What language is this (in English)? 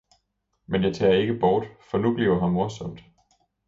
Danish